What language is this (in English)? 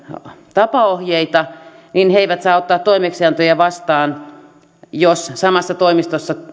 Finnish